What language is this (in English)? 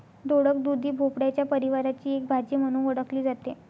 Marathi